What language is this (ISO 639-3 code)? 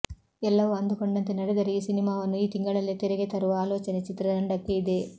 kan